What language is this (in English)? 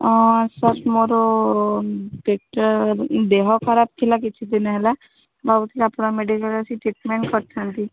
Odia